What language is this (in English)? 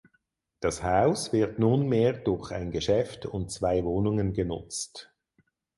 German